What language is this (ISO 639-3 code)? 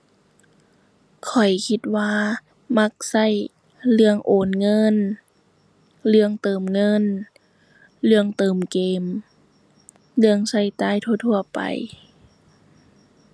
tha